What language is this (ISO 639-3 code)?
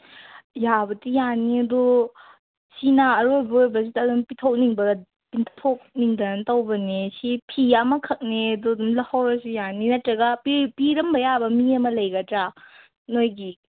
mni